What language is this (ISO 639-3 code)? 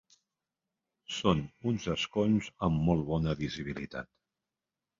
cat